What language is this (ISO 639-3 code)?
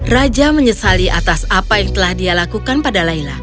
ind